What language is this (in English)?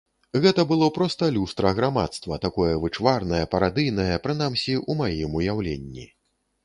Belarusian